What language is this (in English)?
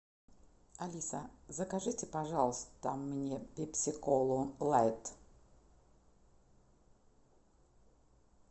Russian